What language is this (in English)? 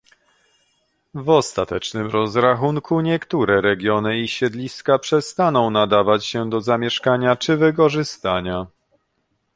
Polish